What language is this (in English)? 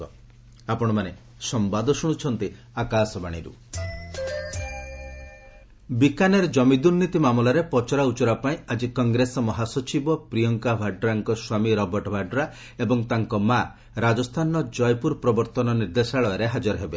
Odia